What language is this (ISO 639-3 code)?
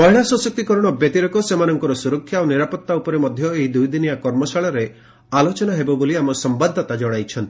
ori